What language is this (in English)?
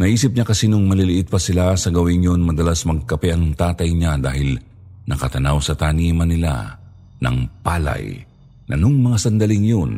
Filipino